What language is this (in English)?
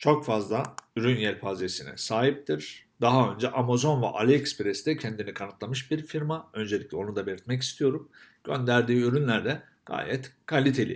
Turkish